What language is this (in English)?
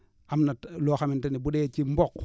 Wolof